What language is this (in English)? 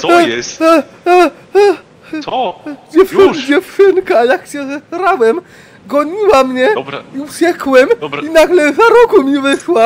Polish